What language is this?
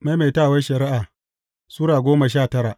Hausa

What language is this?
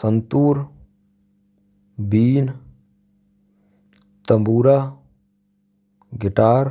Braj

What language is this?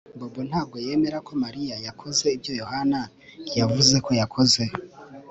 Kinyarwanda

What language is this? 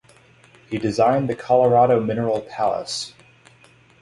English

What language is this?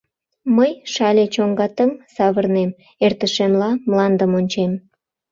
Mari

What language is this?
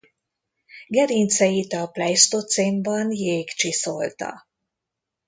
Hungarian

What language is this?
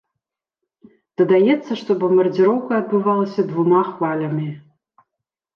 Belarusian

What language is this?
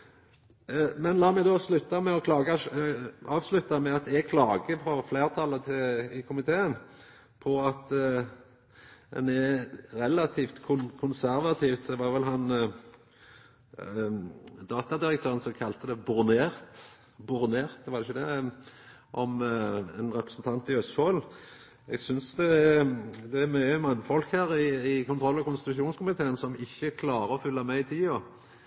Norwegian Nynorsk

